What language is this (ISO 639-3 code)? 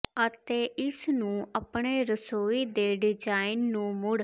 pan